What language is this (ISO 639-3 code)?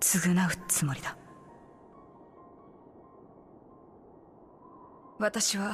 jpn